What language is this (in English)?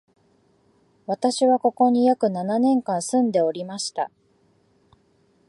Japanese